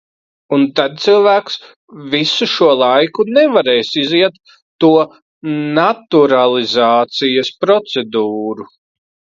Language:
Latvian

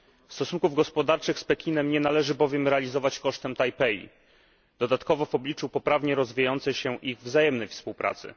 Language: Polish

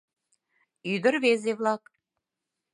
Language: Mari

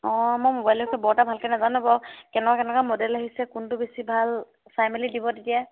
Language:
Assamese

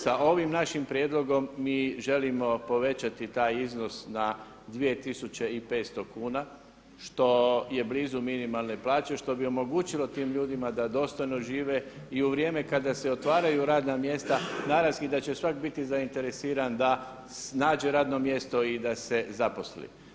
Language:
Croatian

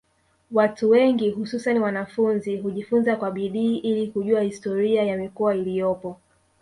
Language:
Swahili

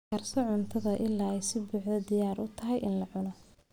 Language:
Somali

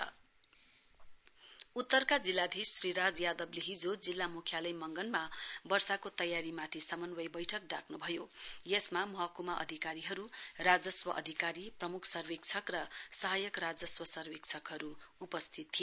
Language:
Nepali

